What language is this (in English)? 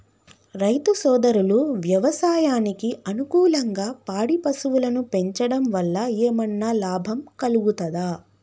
Telugu